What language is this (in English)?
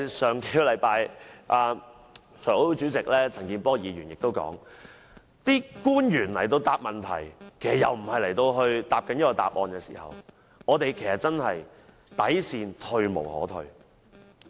Cantonese